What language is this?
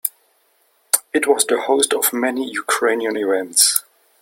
English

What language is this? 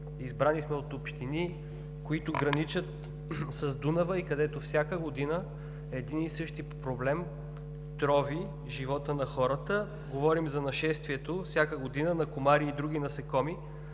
Bulgarian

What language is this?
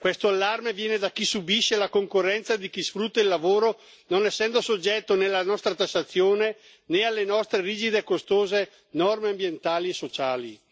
Italian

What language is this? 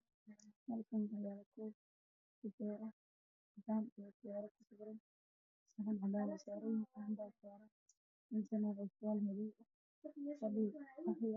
Somali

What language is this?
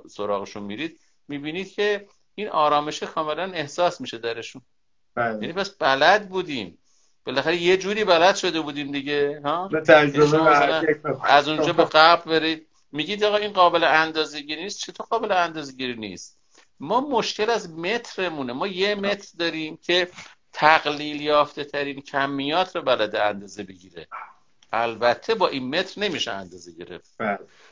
Persian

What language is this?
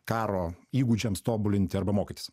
Lithuanian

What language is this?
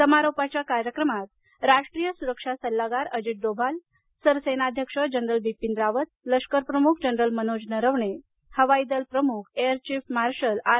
Marathi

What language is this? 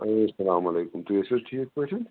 Kashmiri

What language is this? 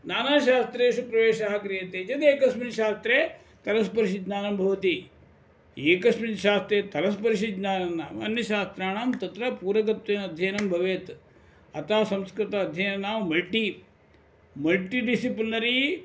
Sanskrit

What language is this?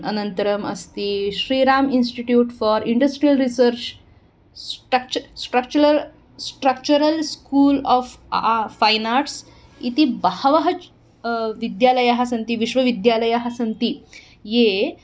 Sanskrit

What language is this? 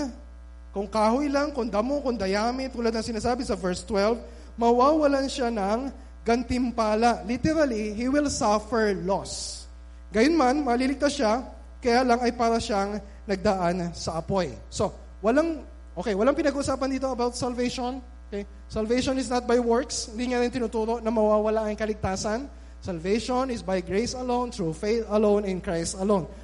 Filipino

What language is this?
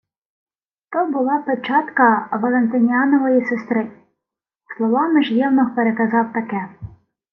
Ukrainian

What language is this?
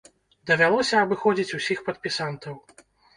Belarusian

